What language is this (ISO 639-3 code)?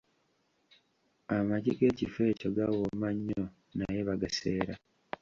lug